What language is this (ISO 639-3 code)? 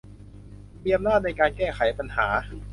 tha